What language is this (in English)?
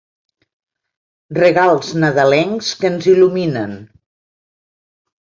Catalan